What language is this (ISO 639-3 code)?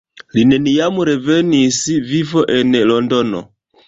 epo